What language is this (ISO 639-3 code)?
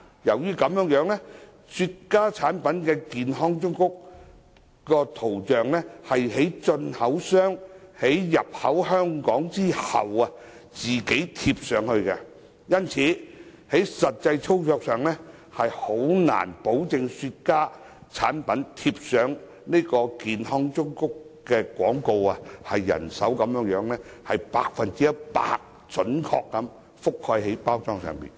yue